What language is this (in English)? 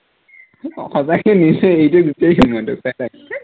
Assamese